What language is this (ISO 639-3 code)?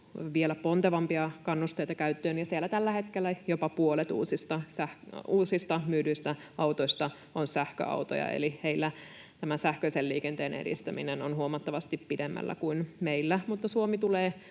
fin